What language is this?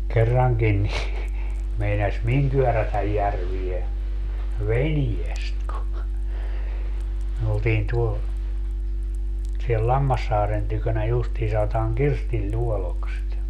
Finnish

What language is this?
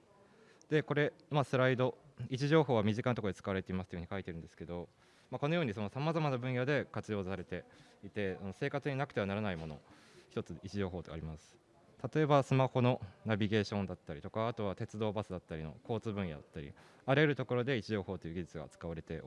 Japanese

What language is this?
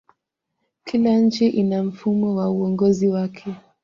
Swahili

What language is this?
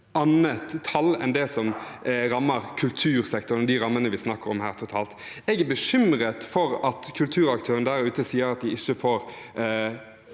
Norwegian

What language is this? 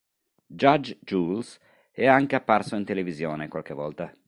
Italian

